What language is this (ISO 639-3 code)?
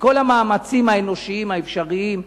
heb